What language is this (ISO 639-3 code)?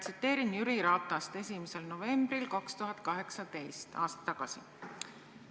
est